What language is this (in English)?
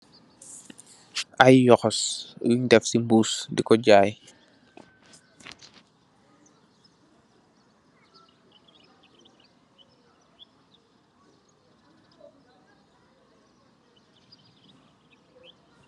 Wolof